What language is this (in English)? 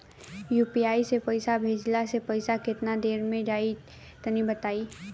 Bhojpuri